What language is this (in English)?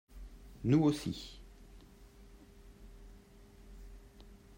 French